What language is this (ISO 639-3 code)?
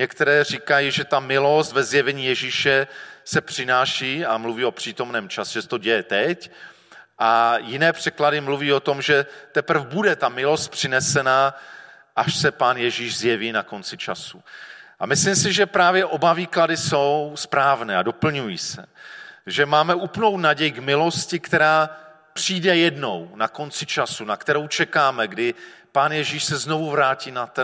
ces